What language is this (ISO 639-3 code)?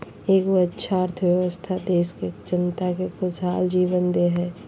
mag